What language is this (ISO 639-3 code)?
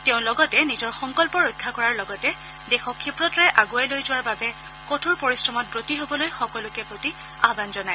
asm